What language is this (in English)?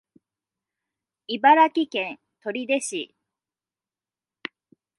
Japanese